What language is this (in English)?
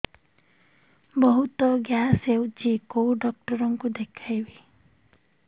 Odia